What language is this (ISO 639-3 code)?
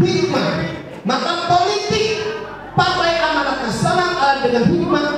ind